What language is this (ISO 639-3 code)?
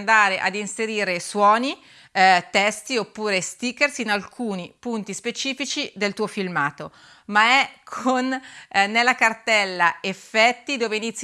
ita